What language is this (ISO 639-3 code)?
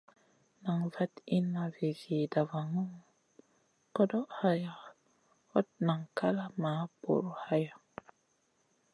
mcn